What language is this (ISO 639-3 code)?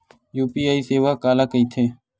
hne